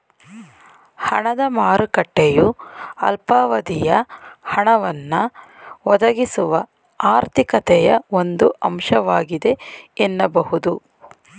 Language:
Kannada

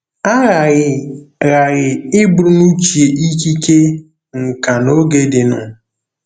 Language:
Igbo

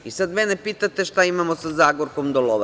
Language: Serbian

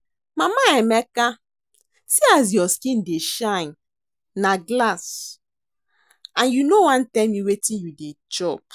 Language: Nigerian Pidgin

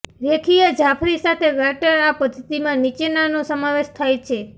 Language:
Gujarati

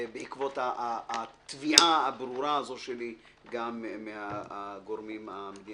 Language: Hebrew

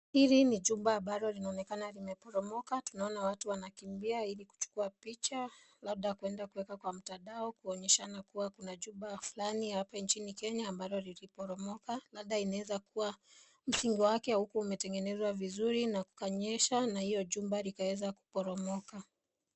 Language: Swahili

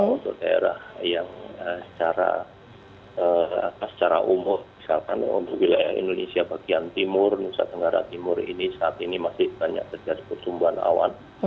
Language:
Indonesian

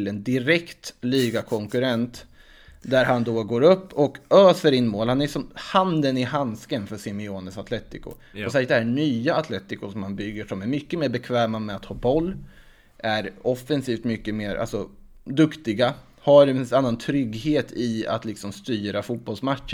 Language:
Swedish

